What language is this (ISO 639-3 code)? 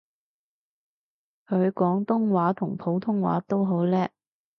yue